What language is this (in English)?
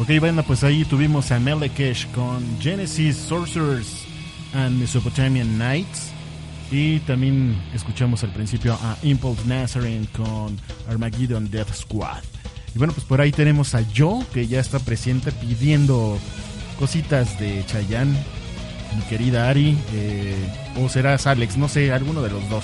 Spanish